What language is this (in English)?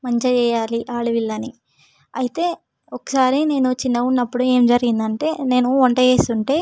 Telugu